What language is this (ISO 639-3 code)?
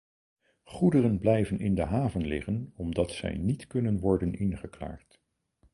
nld